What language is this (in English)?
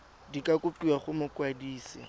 Tswana